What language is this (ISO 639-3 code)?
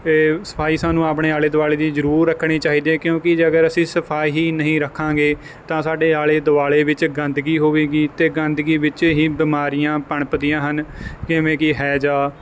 pan